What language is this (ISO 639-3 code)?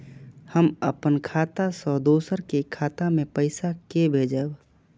mai